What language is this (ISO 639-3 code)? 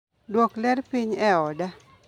luo